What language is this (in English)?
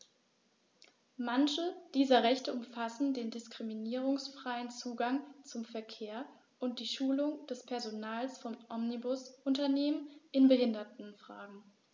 German